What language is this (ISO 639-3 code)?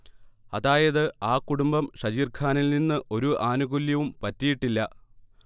mal